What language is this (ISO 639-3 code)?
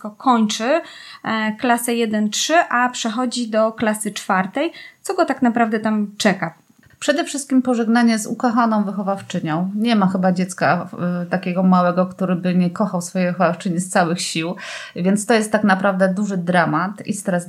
pol